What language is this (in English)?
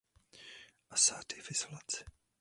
Czech